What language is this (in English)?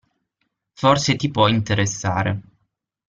Italian